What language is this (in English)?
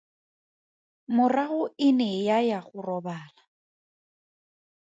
Tswana